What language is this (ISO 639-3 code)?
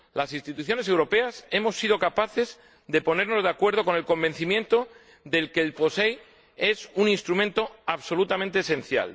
spa